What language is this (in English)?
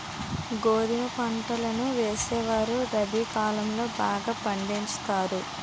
Telugu